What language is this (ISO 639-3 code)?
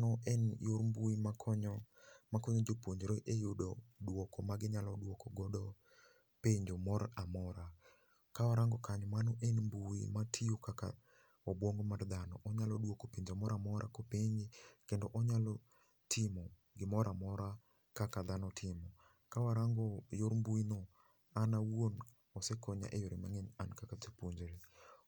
luo